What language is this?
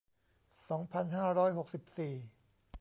Thai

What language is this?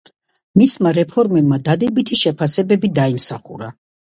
Georgian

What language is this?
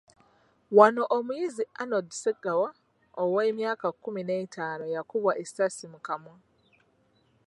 Ganda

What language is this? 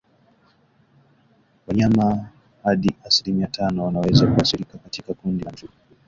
Swahili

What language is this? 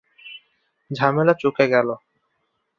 Bangla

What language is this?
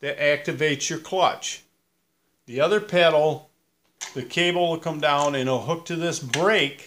English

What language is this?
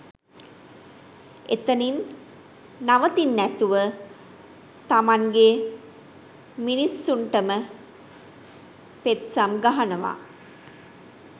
Sinhala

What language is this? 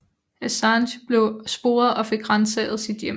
Danish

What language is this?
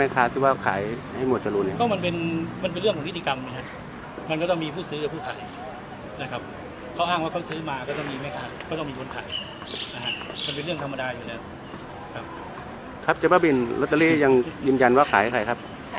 Thai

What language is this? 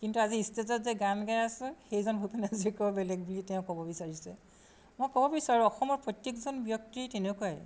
Assamese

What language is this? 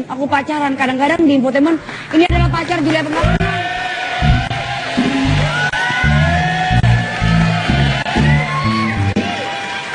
Indonesian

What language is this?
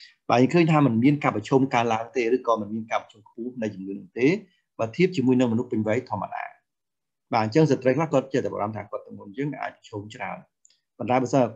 Vietnamese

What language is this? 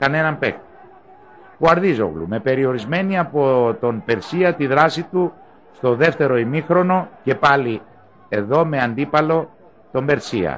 Greek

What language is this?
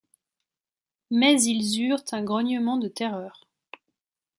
French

